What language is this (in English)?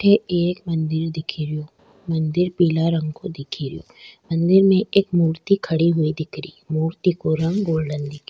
Rajasthani